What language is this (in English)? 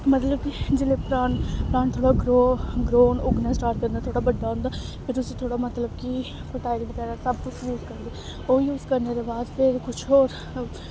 Dogri